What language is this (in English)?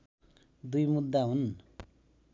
Nepali